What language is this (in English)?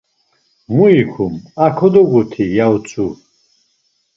Laz